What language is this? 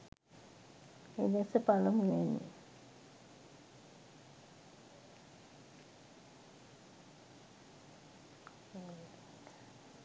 Sinhala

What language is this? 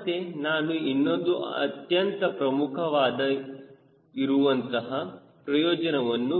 Kannada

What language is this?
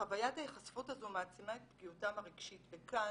Hebrew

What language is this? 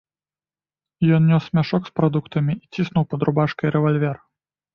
Belarusian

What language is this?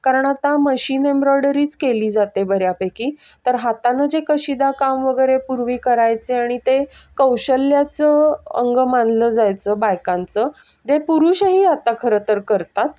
Marathi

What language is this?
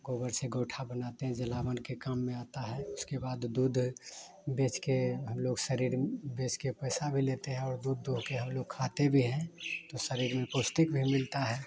Hindi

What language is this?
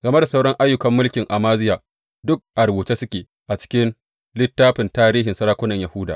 Hausa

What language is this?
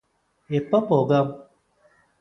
Malayalam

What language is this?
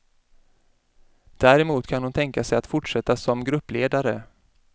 Swedish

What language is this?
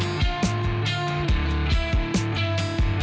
Indonesian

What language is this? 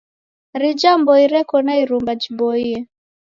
Taita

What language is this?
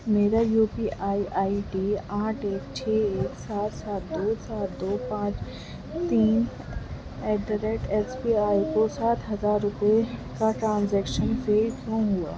Urdu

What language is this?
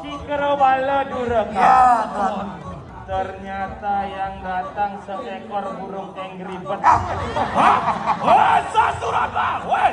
Indonesian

